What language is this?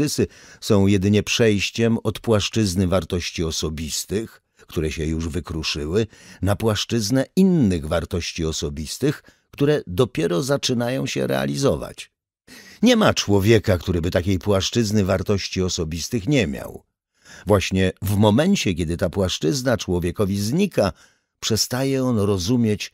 Polish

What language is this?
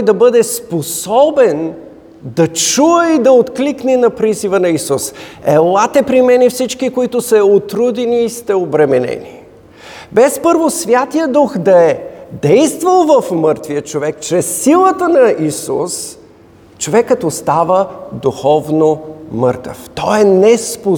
Bulgarian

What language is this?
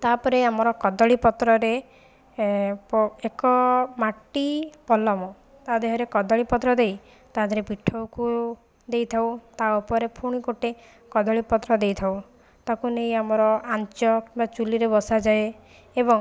Odia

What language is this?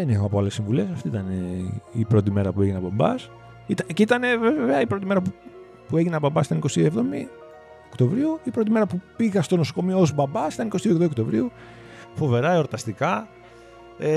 Greek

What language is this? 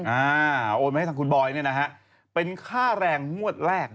Thai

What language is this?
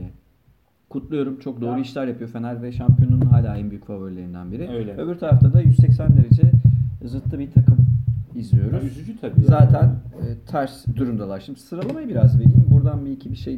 Turkish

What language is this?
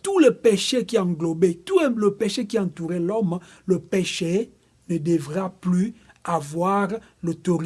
French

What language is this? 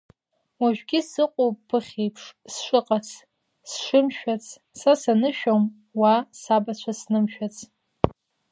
Abkhazian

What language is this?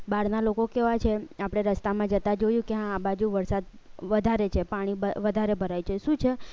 Gujarati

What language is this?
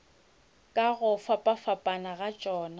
Northern Sotho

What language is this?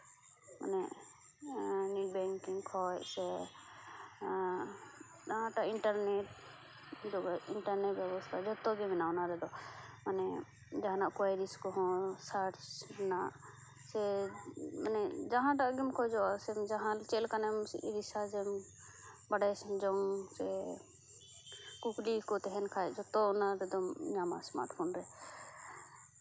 Santali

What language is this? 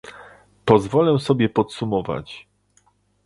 Polish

